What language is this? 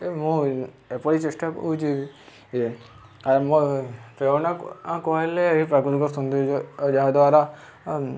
Odia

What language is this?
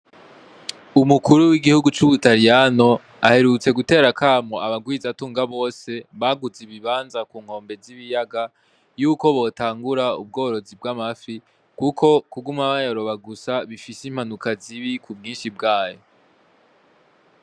Rundi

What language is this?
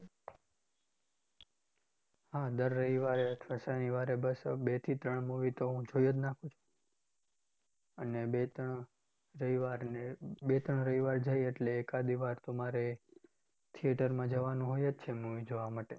Gujarati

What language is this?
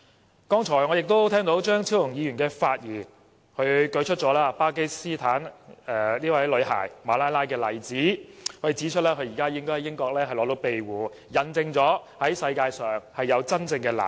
Cantonese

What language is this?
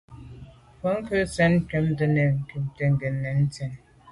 Medumba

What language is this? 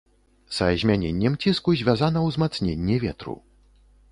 Belarusian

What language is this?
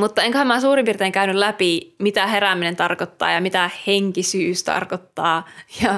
Finnish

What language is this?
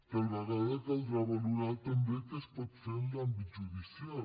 Catalan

